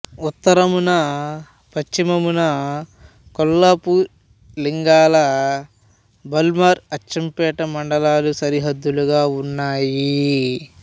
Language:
Telugu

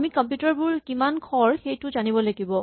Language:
Assamese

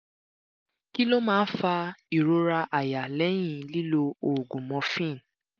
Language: Yoruba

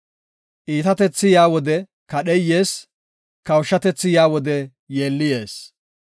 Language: Gofa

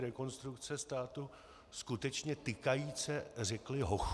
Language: Czech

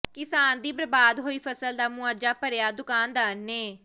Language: Punjabi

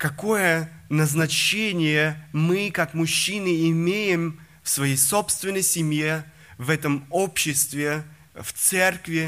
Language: Russian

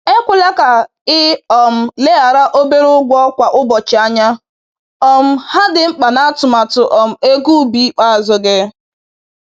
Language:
Igbo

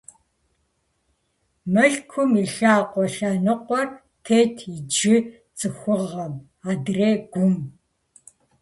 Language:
Kabardian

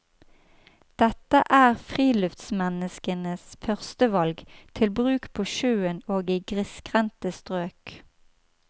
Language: Norwegian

